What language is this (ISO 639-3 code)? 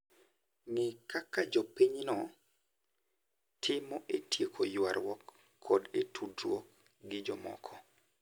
luo